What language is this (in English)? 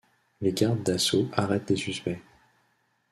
French